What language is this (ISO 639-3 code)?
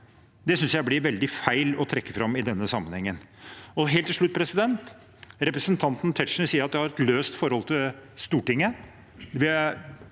nor